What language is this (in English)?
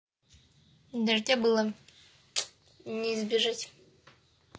Russian